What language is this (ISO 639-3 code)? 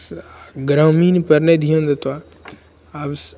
mai